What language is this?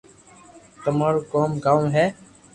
Loarki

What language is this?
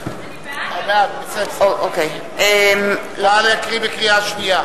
Hebrew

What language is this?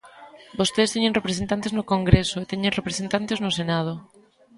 Galician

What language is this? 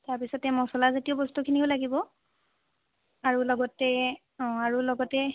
Assamese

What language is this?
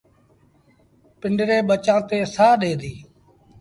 Sindhi Bhil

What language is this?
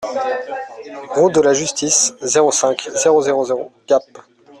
French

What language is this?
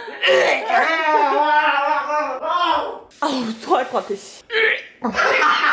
Korean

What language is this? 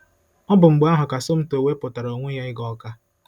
Igbo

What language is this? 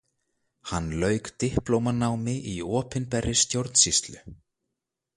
Icelandic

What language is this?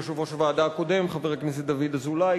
Hebrew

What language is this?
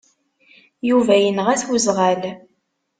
Kabyle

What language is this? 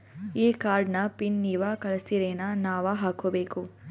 Kannada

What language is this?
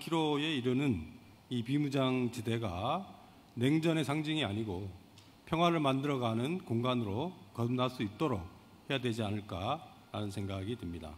Korean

